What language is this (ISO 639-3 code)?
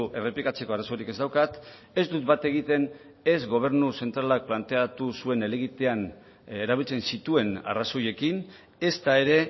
eus